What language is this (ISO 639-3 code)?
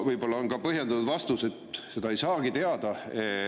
est